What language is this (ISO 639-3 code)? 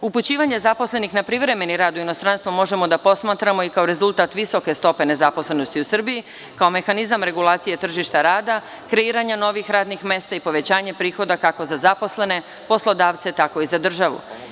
srp